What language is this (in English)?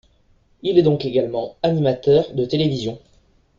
French